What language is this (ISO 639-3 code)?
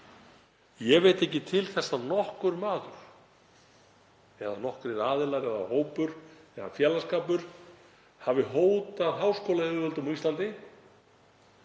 isl